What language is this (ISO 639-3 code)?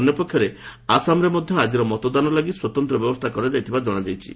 ori